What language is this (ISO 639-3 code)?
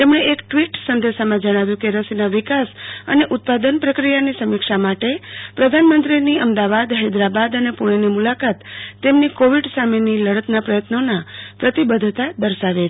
guj